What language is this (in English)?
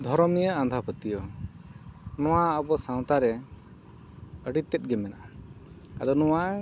Santali